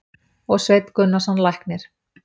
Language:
Icelandic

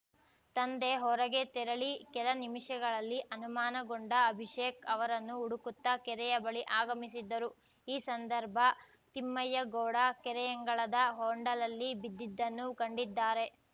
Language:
Kannada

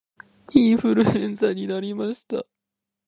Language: Japanese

